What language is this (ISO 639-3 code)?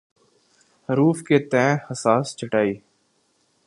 urd